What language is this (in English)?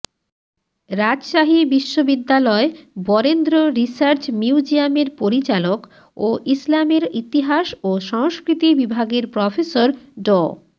Bangla